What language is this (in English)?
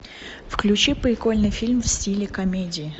Russian